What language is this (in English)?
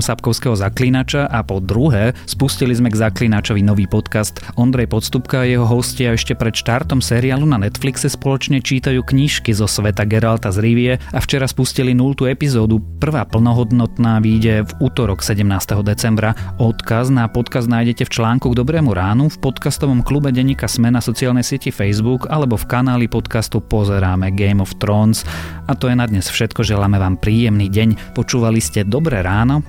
Slovak